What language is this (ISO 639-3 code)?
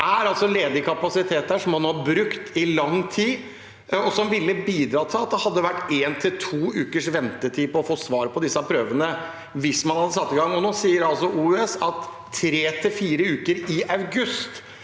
nor